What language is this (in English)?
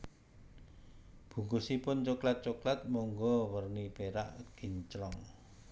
Javanese